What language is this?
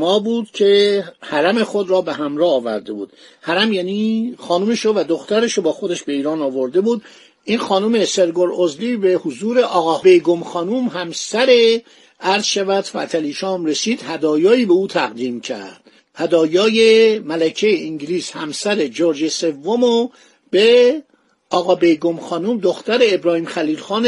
Persian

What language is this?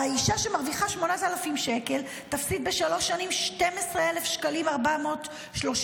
Hebrew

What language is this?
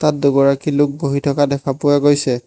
Assamese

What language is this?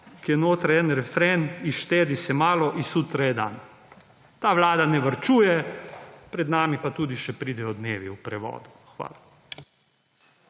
Slovenian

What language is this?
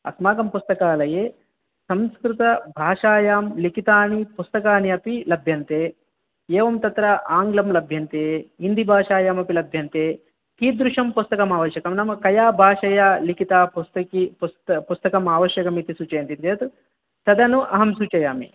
Sanskrit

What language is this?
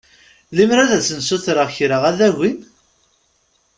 Kabyle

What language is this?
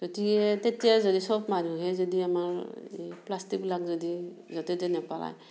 Assamese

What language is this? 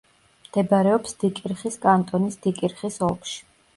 Georgian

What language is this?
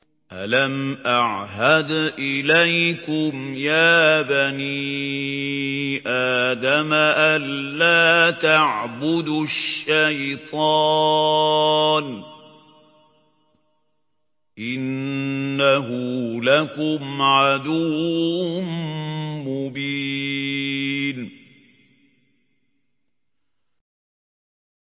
Arabic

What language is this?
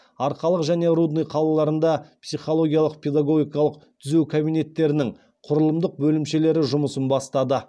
Kazakh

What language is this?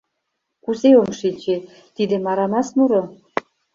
Mari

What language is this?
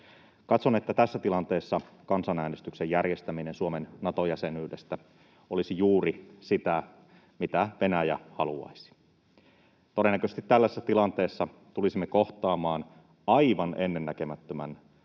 Finnish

